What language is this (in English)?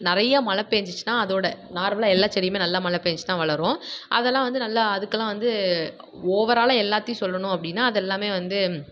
Tamil